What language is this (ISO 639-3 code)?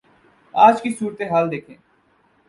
urd